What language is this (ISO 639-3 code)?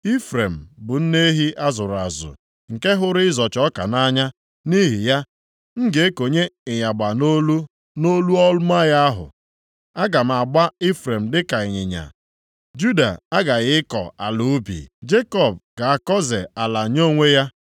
ibo